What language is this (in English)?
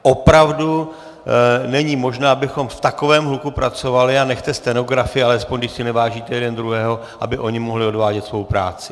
Czech